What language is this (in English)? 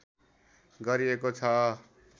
Nepali